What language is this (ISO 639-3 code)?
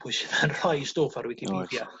cym